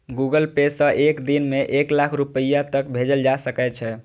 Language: Maithili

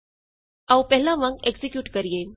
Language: Punjabi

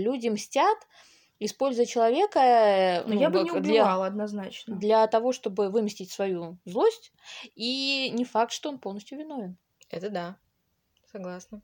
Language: Russian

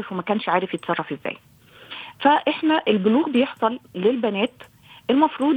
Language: Arabic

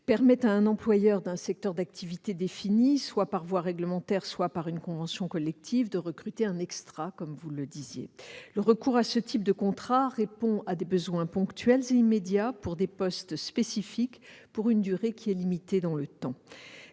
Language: French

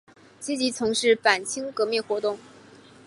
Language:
Chinese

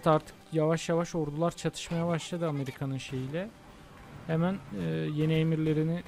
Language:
Turkish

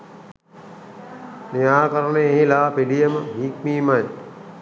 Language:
Sinhala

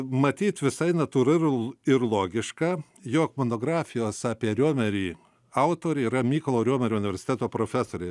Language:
Lithuanian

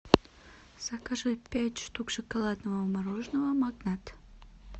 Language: Russian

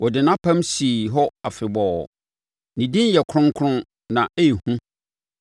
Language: Akan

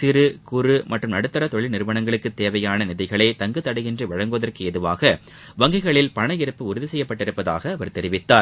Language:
Tamil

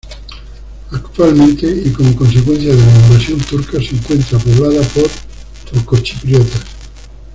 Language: Spanish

